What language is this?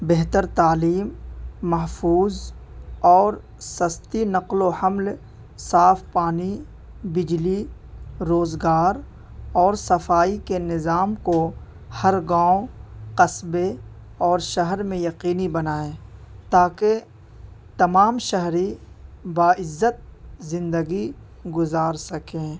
Urdu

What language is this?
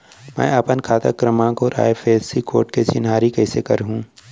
Chhattisgarhi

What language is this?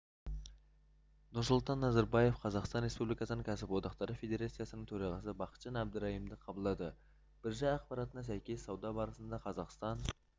Kazakh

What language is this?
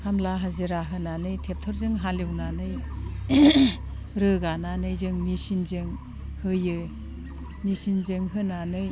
Bodo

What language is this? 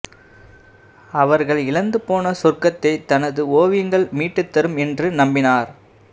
Tamil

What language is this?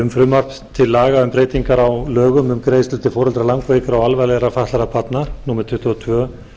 Icelandic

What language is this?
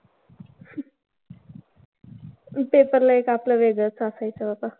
Marathi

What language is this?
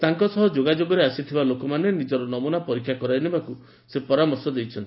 Odia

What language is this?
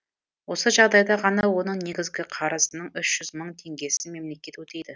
Kazakh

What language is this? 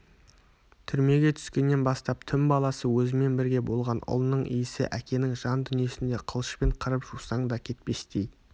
Kazakh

